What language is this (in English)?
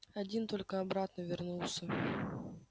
Russian